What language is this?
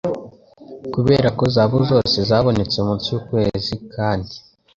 Kinyarwanda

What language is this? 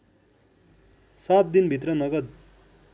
Nepali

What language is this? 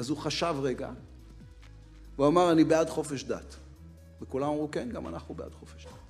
Hebrew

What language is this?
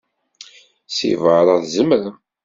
Kabyle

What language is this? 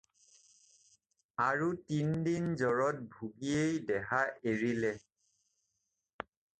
Assamese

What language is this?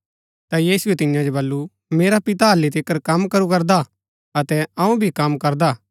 Gaddi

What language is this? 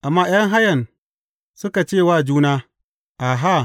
Hausa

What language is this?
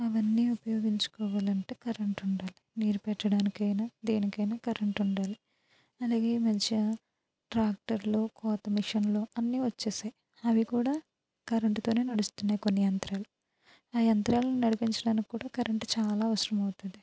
Telugu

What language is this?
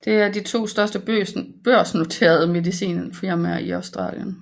Danish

